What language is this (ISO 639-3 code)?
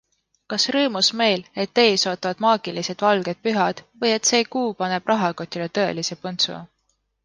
est